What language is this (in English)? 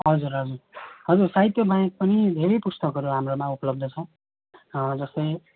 Nepali